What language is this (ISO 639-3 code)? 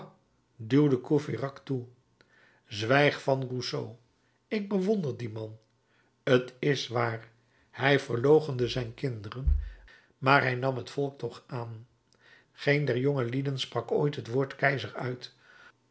nld